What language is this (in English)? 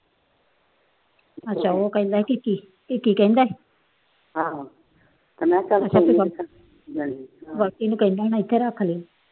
Punjabi